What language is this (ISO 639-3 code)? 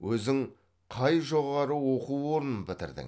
kaz